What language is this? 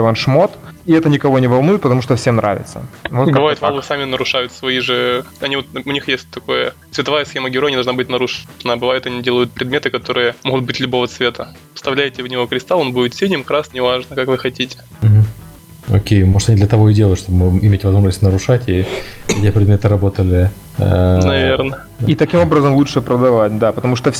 Russian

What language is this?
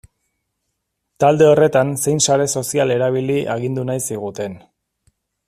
Basque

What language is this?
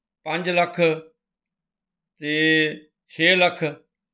Punjabi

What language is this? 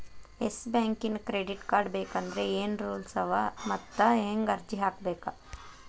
Kannada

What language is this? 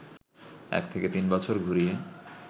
Bangla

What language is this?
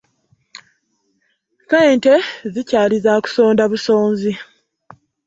Ganda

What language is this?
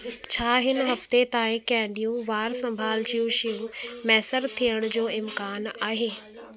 Sindhi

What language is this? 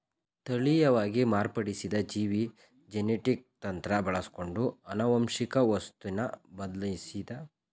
Kannada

